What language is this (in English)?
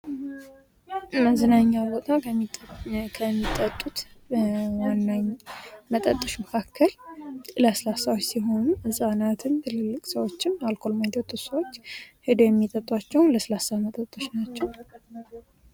Amharic